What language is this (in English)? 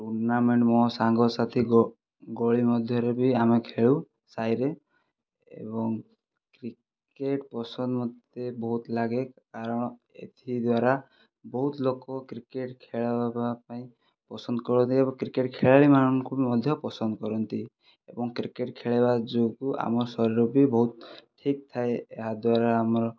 Odia